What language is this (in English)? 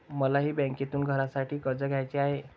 Marathi